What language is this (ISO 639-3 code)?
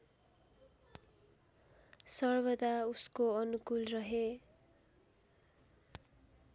nep